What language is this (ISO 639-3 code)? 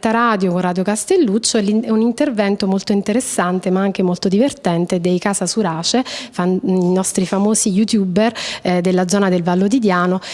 ita